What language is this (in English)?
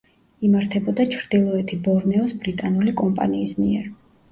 Georgian